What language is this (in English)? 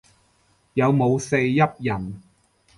Cantonese